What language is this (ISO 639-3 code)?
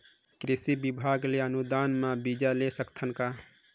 hne